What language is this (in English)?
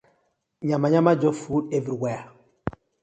Nigerian Pidgin